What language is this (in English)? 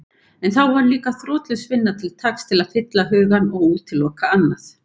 Icelandic